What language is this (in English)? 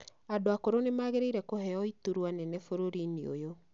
Kikuyu